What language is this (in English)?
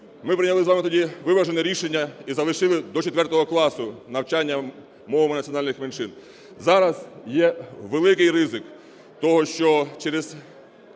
Ukrainian